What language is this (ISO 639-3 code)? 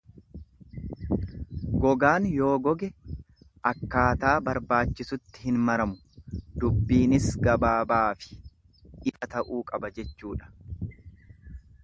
orm